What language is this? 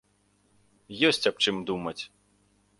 Belarusian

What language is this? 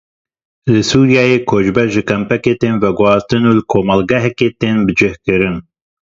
Kurdish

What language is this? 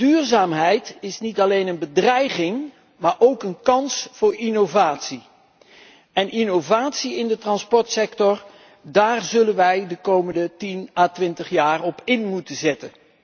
Dutch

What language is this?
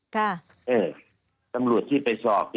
Thai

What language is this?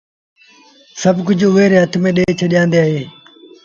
Sindhi Bhil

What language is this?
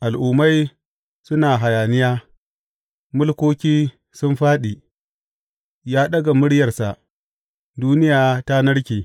Hausa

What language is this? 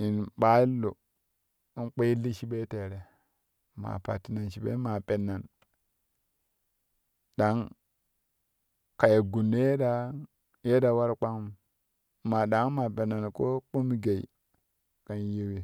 Kushi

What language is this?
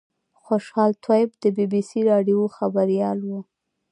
Pashto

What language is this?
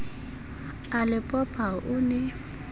Southern Sotho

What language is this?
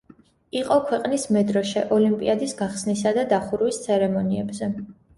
Georgian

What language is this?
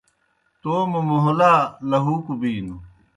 Kohistani Shina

